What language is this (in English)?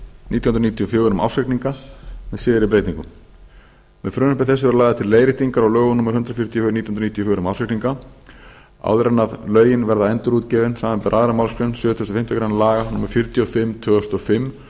Icelandic